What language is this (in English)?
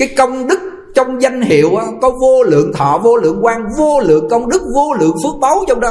Vietnamese